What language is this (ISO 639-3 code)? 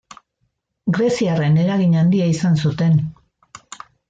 eus